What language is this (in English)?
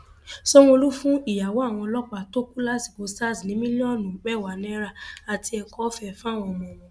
Yoruba